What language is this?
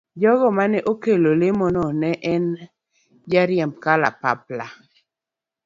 Luo (Kenya and Tanzania)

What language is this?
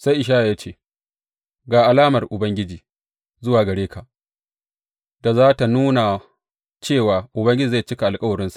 Hausa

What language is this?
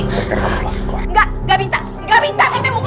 Indonesian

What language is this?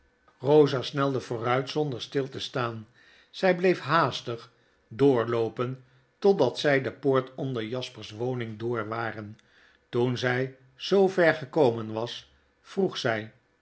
Dutch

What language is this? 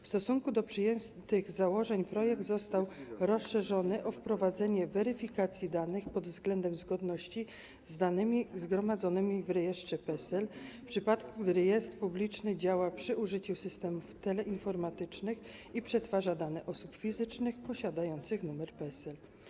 Polish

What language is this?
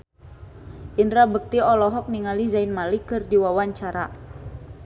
Sundanese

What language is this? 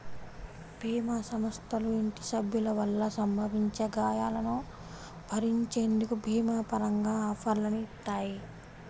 Telugu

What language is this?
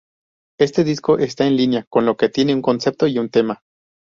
Spanish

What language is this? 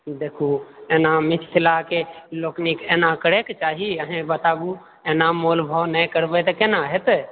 Maithili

